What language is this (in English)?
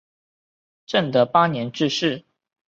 Chinese